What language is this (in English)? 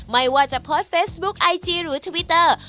Thai